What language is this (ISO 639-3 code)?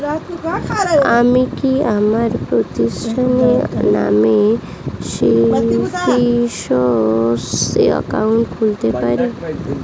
ben